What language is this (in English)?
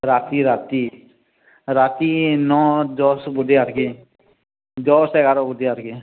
Odia